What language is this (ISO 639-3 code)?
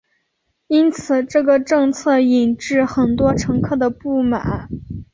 zho